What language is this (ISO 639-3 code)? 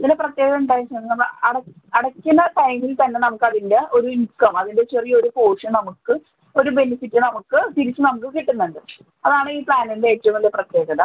mal